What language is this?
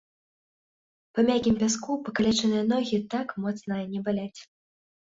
Belarusian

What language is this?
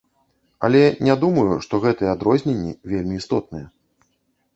Belarusian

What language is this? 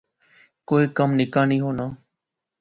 Pahari-Potwari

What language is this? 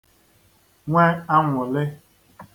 Igbo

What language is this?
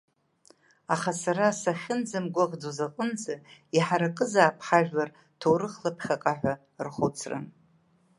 Abkhazian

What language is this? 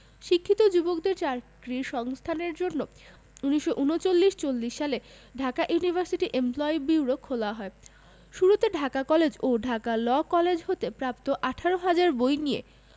Bangla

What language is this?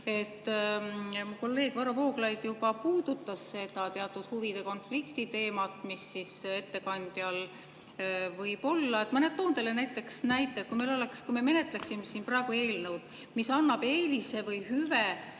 Estonian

